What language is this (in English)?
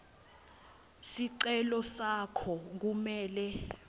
Swati